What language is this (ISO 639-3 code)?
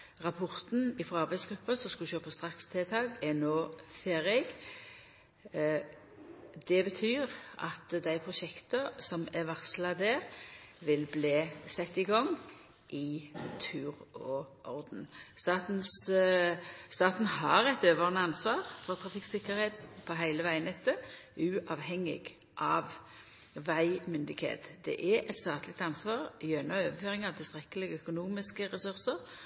nno